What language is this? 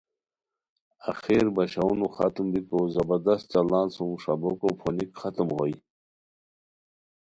Khowar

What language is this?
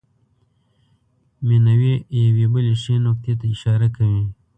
Pashto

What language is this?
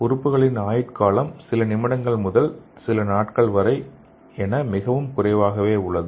Tamil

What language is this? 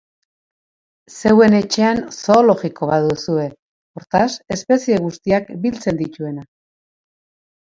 Basque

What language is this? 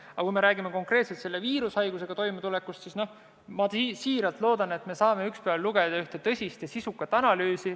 Estonian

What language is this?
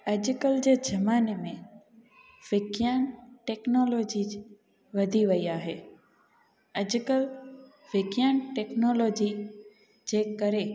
Sindhi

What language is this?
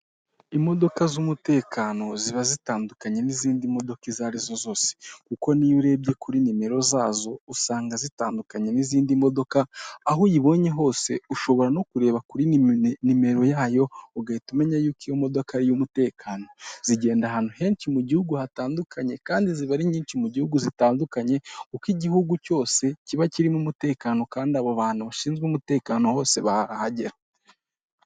Kinyarwanda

